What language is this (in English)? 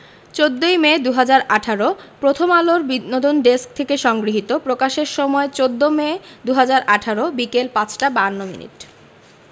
Bangla